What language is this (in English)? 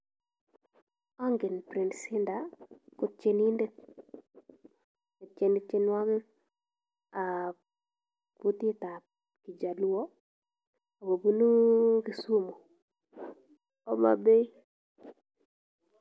Kalenjin